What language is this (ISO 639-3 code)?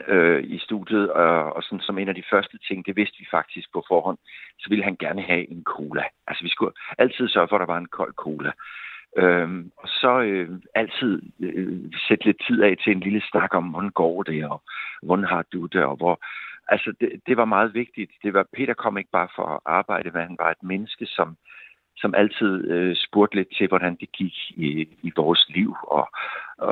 dan